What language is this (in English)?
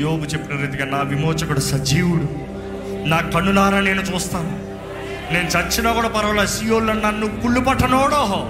Telugu